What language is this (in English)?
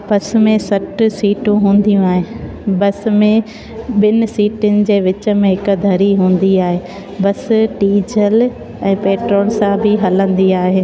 Sindhi